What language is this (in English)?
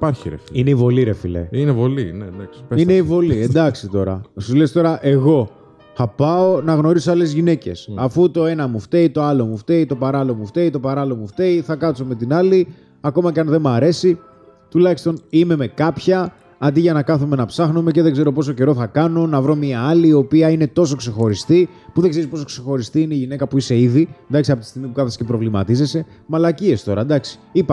Greek